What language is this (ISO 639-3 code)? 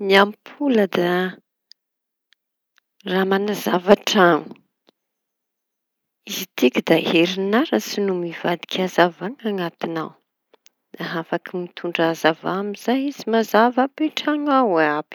txy